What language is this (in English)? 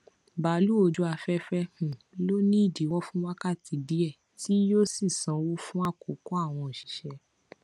Yoruba